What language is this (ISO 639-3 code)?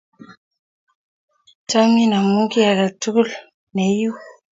kln